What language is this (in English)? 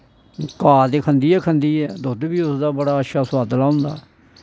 Dogri